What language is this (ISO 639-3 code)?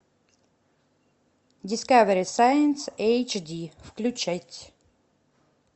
rus